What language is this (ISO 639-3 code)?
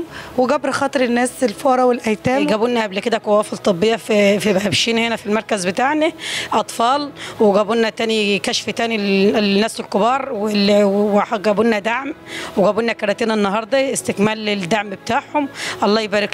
ara